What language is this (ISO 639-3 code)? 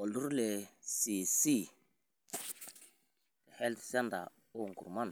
mas